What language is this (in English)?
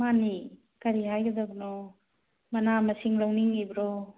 Manipuri